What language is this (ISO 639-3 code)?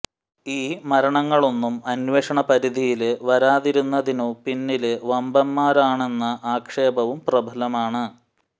mal